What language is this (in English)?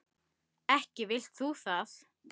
Icelandic